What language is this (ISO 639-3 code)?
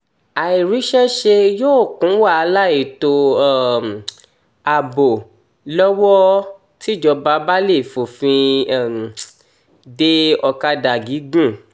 yor